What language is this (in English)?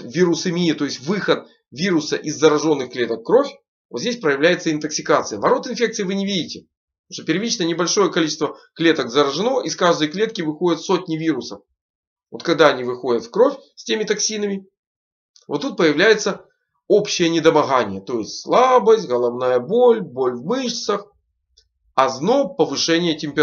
Russian